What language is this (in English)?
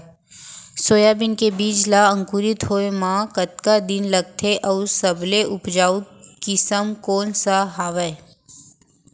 Chhattisgarhi